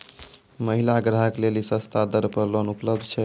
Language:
Maithili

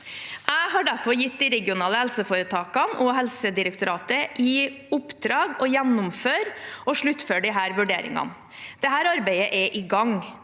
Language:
Norwegian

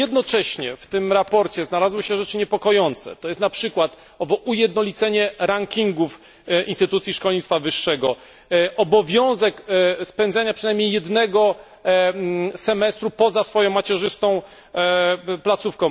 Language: Polish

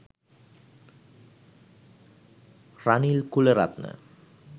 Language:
Sinhala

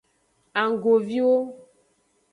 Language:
Aja (Benin)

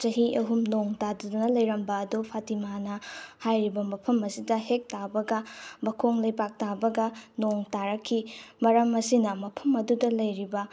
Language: Manipuri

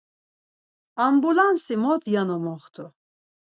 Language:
Laz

